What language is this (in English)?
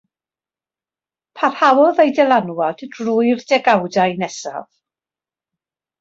Welsh